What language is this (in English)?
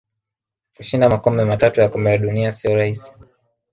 Swahili